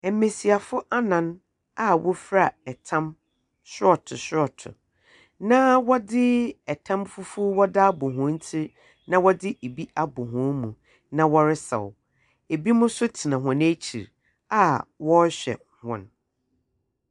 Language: Akan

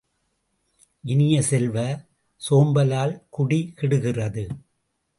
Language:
Tamil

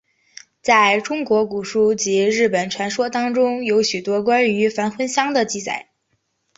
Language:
Chinese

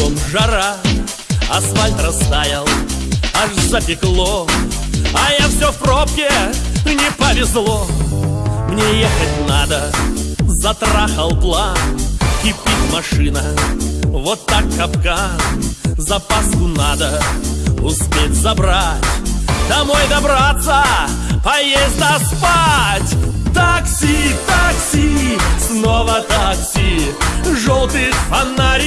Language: Russian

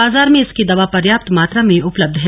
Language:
Hindi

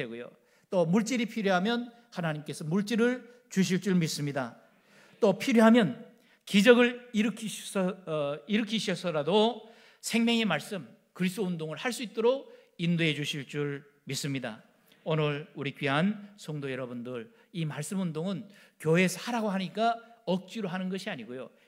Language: Korean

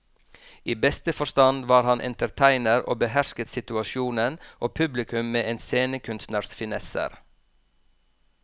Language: Norwegian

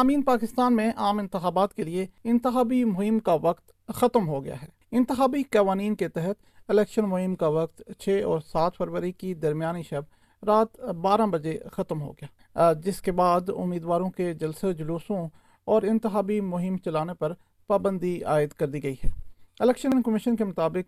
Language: Urdu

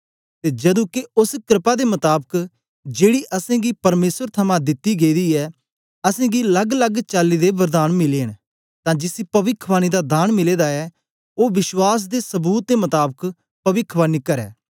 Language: Dogri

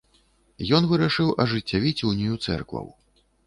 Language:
Belarusian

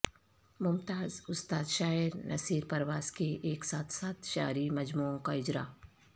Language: Urdu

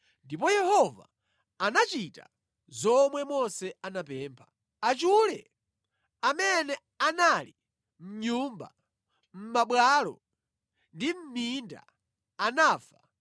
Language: Nyanja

